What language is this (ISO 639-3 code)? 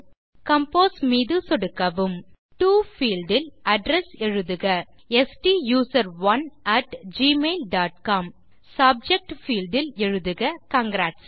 tam